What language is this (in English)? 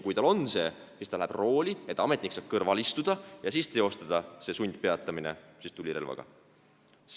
Estonian